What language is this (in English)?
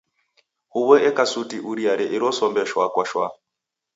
Taita